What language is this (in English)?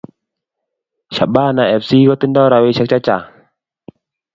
Kalenjin